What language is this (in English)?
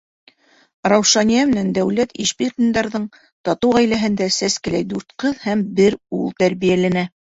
Bashkir